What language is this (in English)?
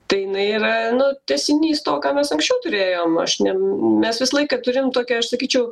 Lithuanian